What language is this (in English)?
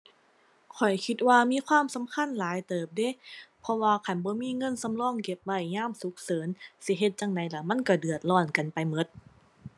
Thai